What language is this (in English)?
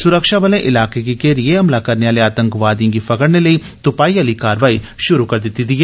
Dogri